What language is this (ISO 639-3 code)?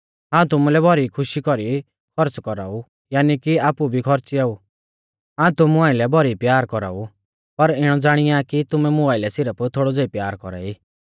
bfz